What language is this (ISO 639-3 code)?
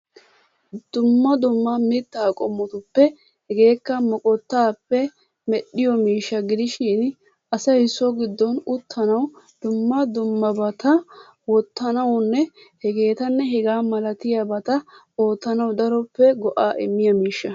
wal